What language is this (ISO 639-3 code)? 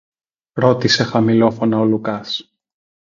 ell